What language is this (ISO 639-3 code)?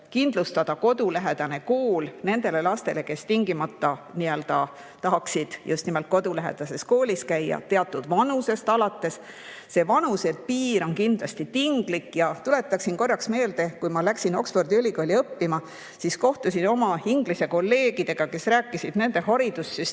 est